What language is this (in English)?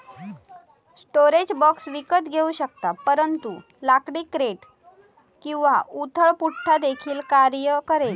Marathi